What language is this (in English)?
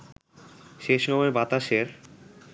Bangla